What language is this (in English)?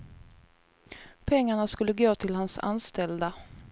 Swedish